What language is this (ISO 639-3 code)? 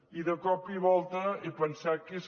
cat